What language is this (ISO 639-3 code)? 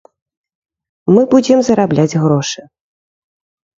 bel